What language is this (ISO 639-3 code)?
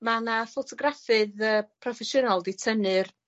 cym